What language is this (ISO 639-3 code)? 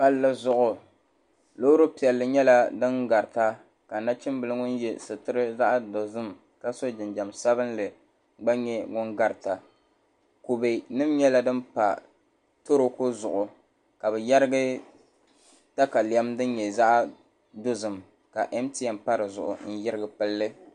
dag